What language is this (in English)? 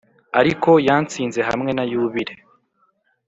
Kinyarwanda